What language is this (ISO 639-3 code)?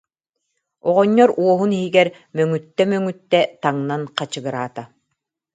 sah